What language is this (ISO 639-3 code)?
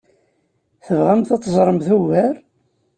kab